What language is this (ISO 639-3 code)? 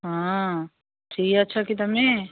ori